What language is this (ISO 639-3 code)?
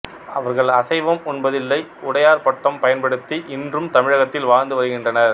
tam